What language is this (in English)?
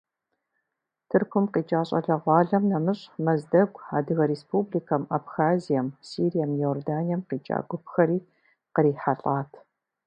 Kabardian